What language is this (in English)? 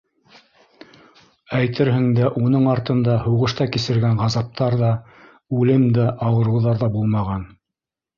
Bashkir